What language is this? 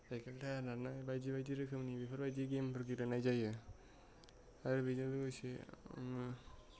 Bodo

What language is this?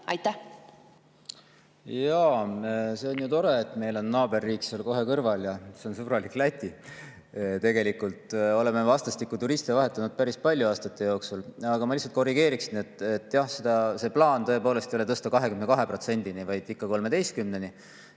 Estonian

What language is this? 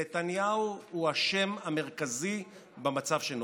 Hebrew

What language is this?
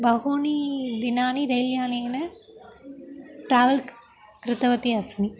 Sanskrit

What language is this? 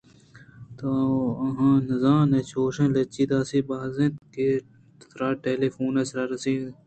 Eastern Balochi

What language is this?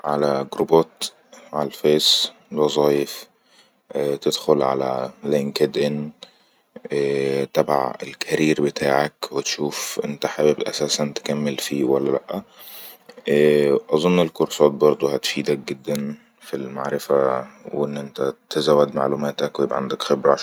Egyptian Arabic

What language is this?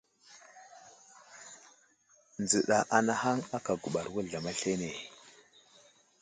Wuzlam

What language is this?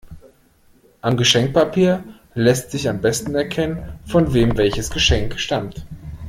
German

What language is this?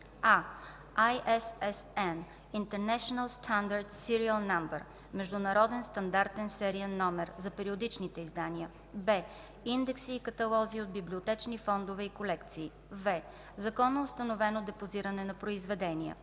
Bulgarian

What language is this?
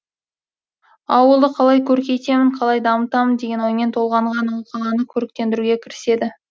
Kazakh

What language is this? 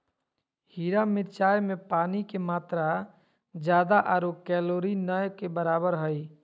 Magahi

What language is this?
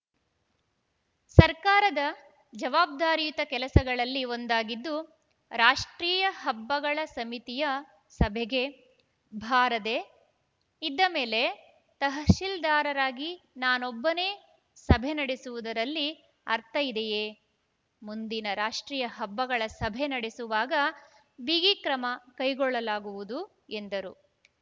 Kannada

